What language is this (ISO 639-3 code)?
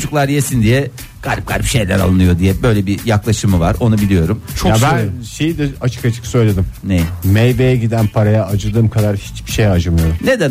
tur